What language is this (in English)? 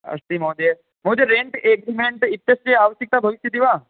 Sanskrit